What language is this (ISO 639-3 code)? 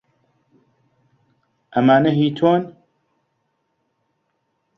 ckb